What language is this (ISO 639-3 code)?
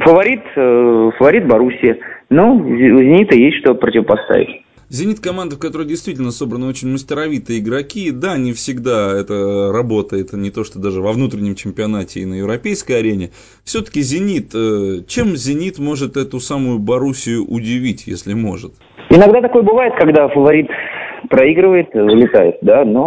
rus